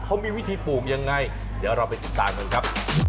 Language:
Thai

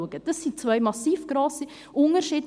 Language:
Swiss German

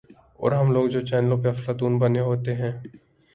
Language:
Urdu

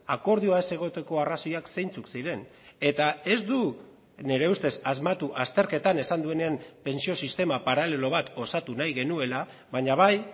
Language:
Basque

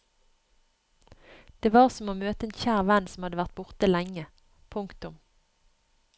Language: Norwegian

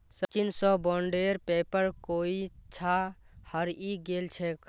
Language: Magahi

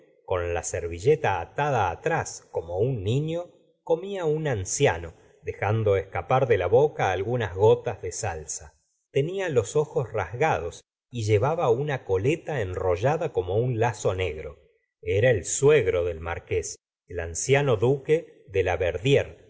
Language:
Spanish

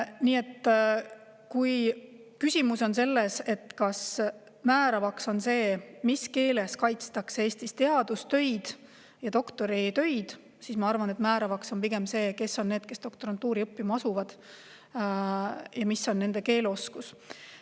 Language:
Estonian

